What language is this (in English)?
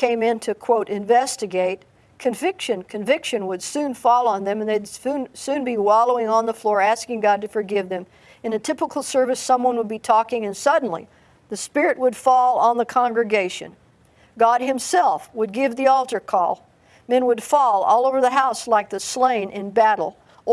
English